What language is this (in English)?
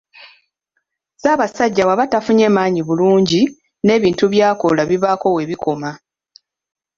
Ganda